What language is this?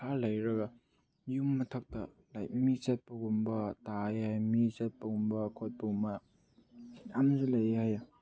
Manipuri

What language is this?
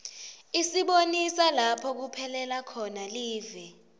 Swati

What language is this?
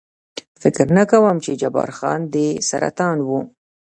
Pashto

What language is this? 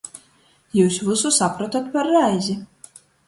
Latgalian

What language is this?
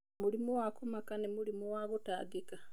Kikuyu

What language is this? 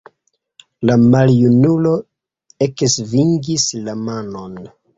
Esperanto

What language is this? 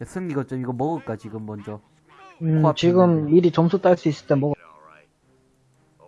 Korean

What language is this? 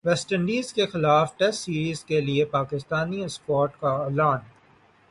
Urdu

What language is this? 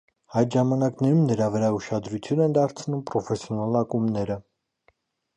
Armenian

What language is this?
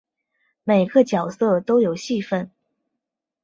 Chinese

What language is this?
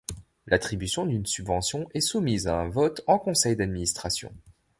French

